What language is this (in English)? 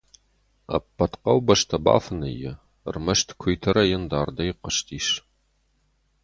Ossetic